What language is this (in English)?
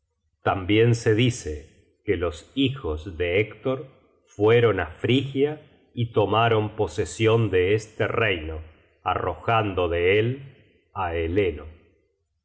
Spanish